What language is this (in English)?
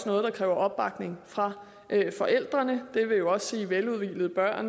Danish